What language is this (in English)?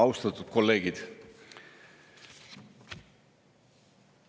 Estonian